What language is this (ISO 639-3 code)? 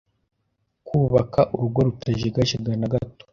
kin